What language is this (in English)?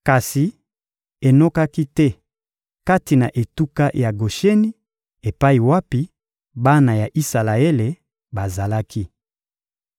Lingala